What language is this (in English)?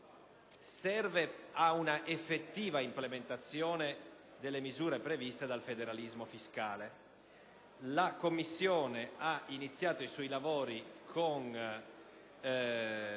Italian